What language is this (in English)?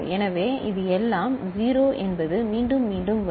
Tamil